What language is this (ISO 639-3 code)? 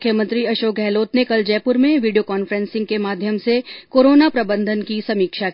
hin